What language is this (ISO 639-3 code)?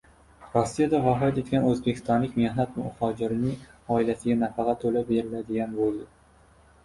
uzb